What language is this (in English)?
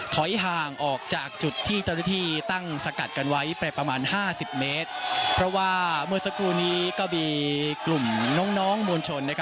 Thai